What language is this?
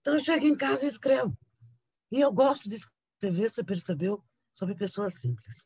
Portuguese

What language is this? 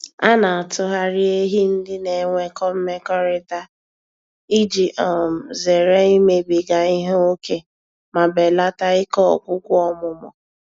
Igbo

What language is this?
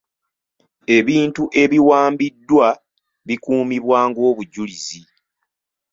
Ganda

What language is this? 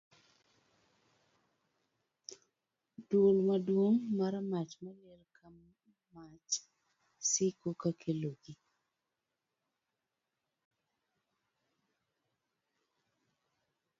Luo (Kenya and Tanzania)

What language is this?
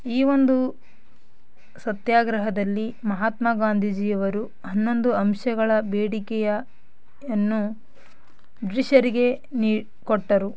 Kannada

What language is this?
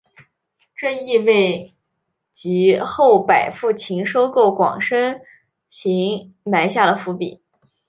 Chinese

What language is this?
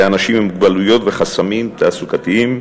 Hebrew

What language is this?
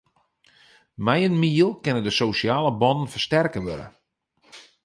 Western Frisian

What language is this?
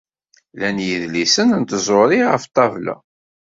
Kabyle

